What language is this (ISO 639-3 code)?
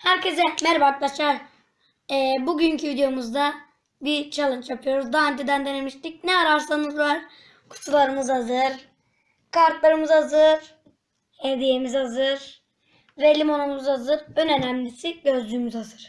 tur